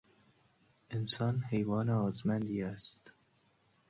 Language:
Persian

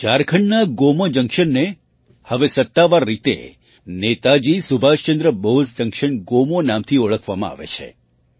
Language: Gujarati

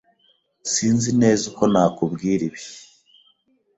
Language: Kinyarwanda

